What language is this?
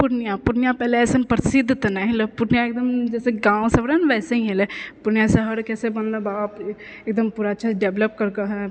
Maithili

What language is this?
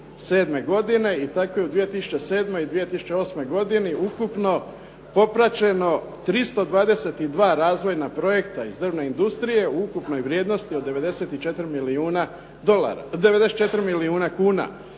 Croatian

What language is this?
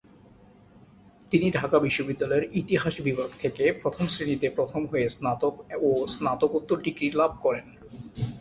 Bangla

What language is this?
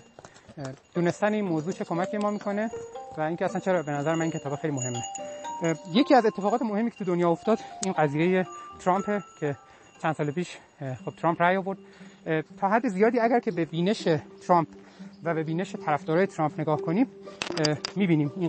Persian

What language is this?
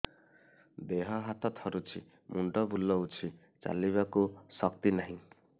Odia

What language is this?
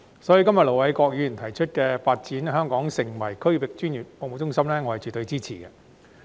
Cantonese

